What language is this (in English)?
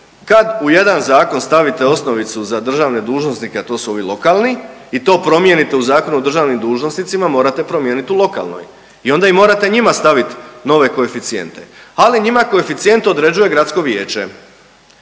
Croatian